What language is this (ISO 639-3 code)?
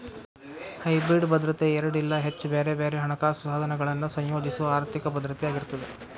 kan